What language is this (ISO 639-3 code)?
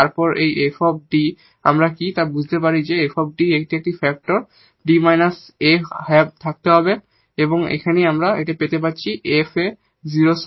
ben